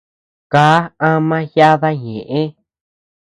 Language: Tepeuxila Cuicatec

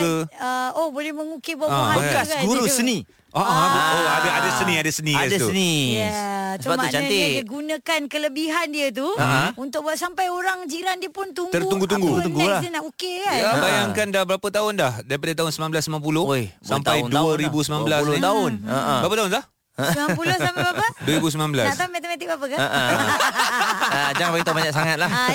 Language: Malay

